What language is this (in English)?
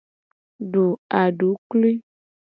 Gen